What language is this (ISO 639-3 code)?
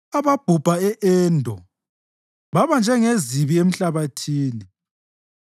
nde